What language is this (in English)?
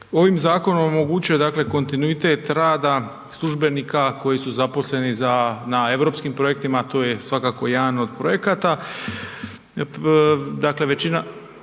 Croatian